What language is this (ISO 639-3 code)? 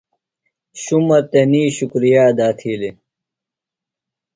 phl